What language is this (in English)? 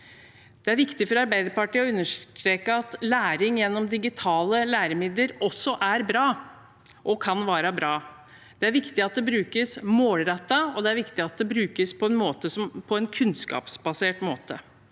Norwegian